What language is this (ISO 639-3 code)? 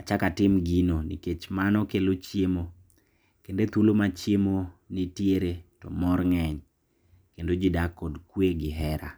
luo